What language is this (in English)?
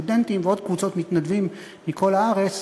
Hebrew